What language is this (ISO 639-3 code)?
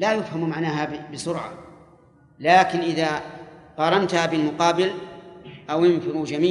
ara